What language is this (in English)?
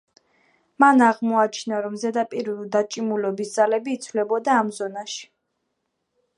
Georgian